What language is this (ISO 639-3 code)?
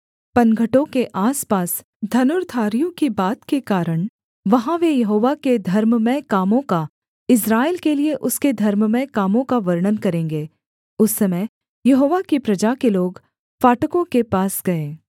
hin